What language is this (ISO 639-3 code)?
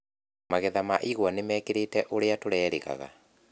kik